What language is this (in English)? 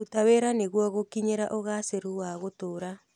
Kikuyu